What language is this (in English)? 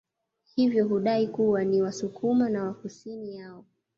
Swahili